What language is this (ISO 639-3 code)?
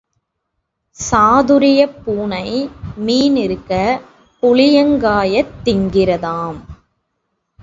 tam